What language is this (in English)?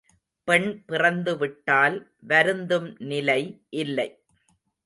Tamil